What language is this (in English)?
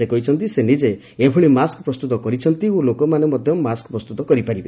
Odia